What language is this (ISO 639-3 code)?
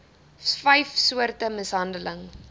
afr